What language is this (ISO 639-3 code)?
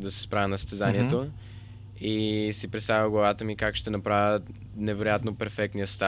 bul